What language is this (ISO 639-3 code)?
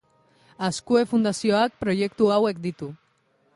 eus